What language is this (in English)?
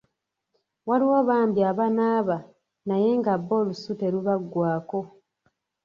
Ganda